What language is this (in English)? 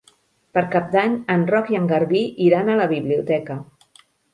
Catalan